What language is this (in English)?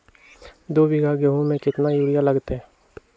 Magahi